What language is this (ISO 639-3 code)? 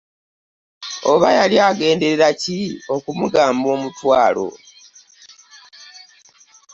lug